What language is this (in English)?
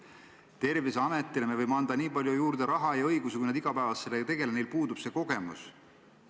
Estonian